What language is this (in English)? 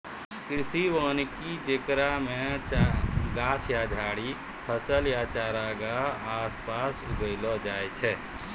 Maithili